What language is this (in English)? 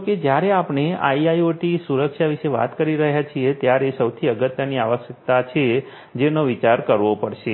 Gujarati